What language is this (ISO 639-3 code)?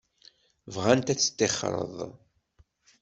kab